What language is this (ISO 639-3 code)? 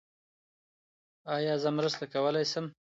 pus